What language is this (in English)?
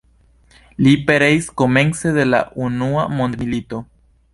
Esperanto